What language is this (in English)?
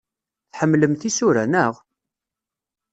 Kabyle